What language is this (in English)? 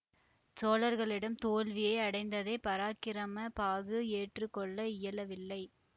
Tamil